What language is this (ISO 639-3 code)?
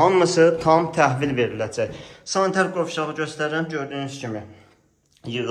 tur